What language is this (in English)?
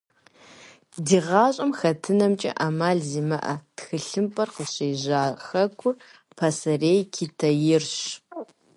Kabardian